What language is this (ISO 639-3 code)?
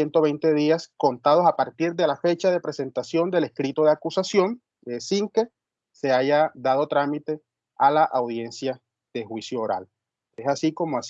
spa